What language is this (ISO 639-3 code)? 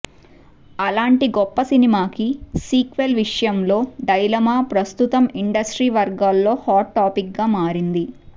tel